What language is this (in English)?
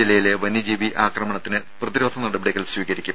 Malayalam